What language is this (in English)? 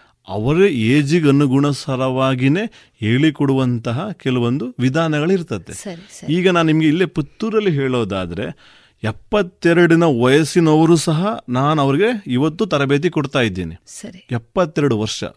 Kannada